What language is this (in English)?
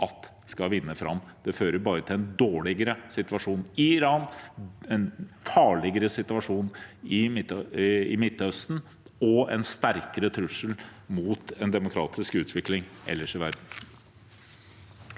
Norwegian